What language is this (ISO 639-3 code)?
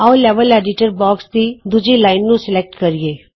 pan